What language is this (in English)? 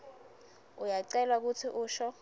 Swati